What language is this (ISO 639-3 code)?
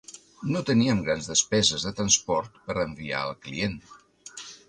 cat